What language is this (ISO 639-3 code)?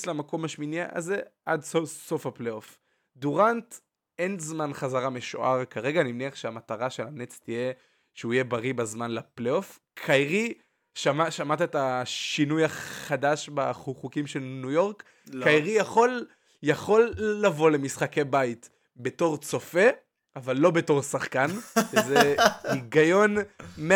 heb